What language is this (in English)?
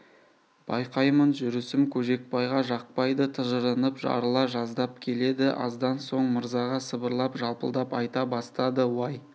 Kazakh